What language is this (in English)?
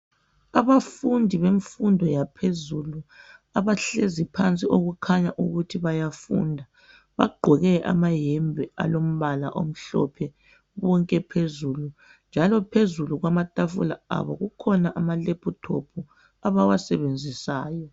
North Ndebele